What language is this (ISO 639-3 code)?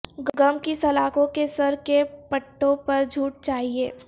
urd